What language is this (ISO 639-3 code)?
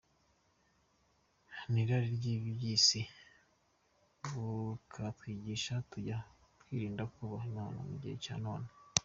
kin